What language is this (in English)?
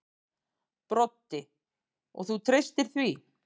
Icelandic